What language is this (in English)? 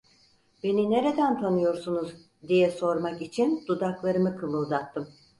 Turkish